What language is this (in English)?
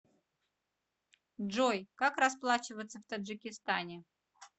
Russian